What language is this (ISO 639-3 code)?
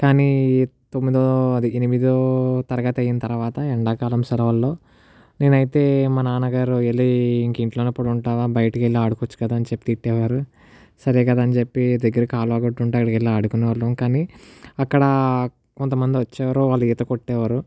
tel